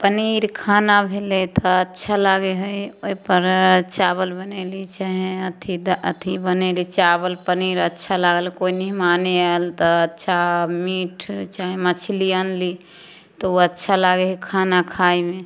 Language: Maithili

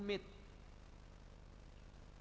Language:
Indonesian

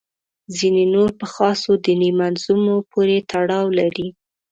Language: Pashto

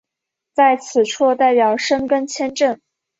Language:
Chinese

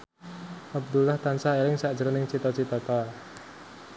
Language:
Javanese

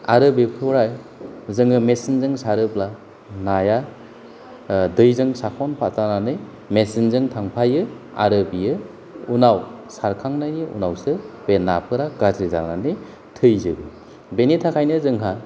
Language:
Bodo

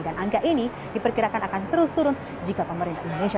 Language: Indonesian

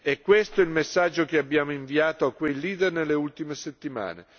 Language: Italian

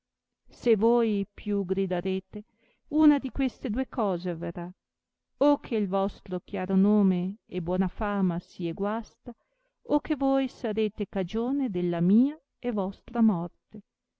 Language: Italian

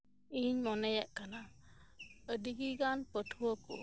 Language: Santali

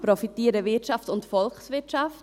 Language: Swiss German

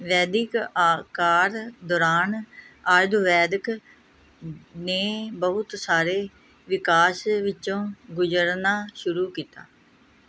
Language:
Punjabi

